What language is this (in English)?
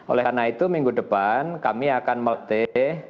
Indonesian